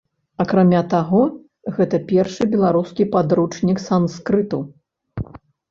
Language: Belarusian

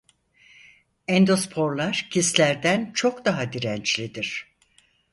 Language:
Turkish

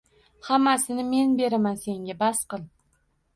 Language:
Uzbek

